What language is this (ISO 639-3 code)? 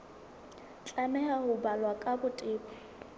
sot